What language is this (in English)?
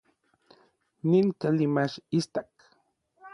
Orizaba Nahuatl